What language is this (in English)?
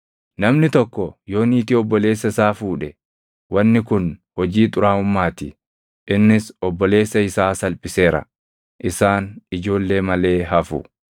Oromo